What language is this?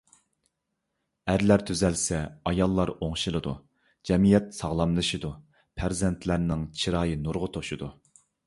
Uyghur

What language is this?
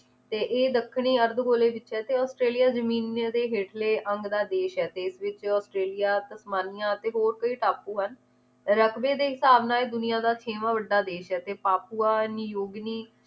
Punjabi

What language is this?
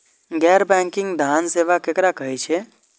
Maithili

